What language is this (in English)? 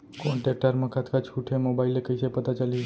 Chhattisgarhi